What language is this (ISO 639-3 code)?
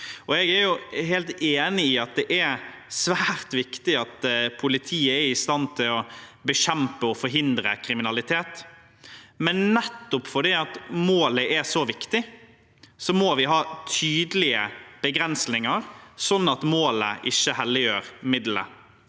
nor